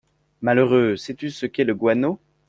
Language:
French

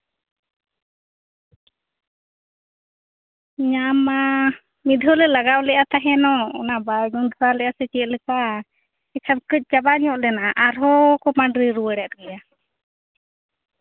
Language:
Santali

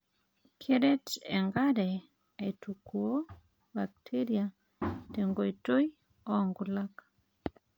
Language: Masai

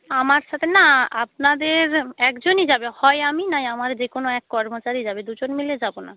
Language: Bangla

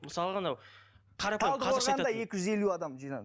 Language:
Kazakh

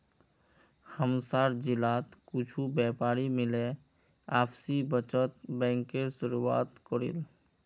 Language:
Magahi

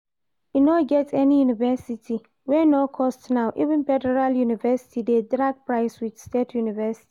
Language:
Nigerian Pidgin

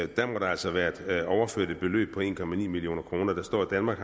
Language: Danish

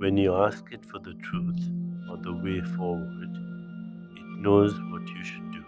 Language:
English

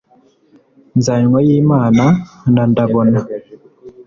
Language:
Kinyarwanda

